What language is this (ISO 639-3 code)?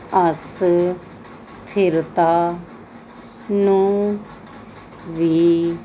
pan